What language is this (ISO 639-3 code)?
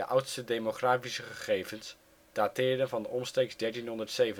nld